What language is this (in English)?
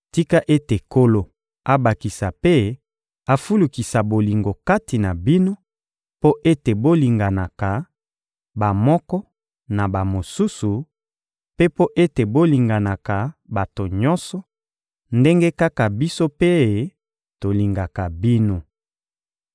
Lingala